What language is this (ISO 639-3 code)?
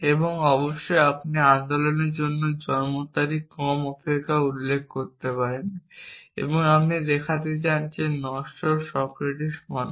ben